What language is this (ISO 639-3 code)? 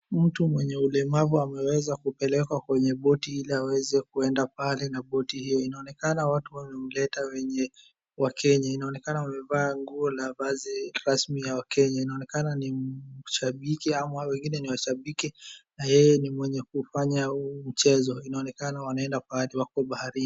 swa